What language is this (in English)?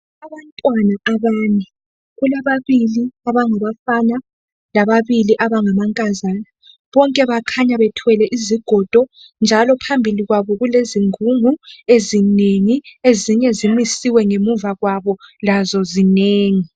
North Ndebele